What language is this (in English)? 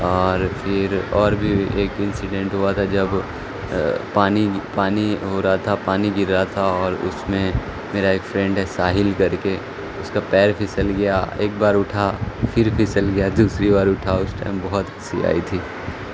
Urdu